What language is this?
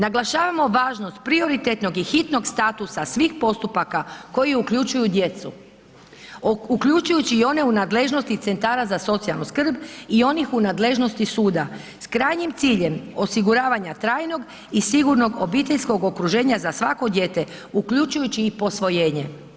Croatian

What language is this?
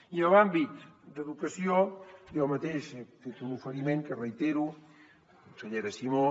Catalan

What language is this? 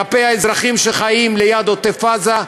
Hebrew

